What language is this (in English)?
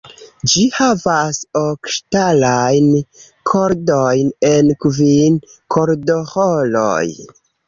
Esperanto